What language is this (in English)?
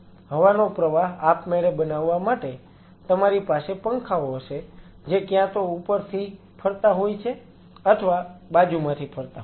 Gujarati